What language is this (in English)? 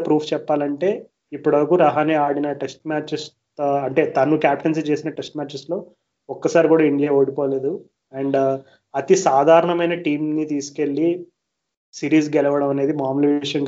Telugu